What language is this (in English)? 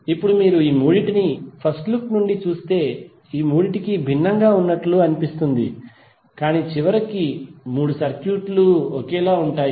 Telugu